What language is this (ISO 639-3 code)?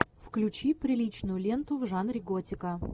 rus